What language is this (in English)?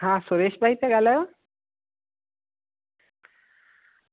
Sindhi